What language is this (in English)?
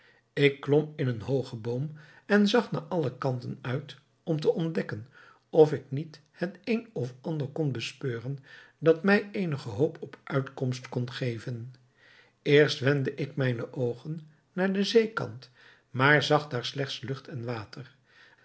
Dutch